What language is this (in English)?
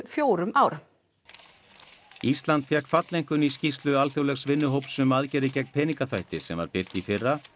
Icelandic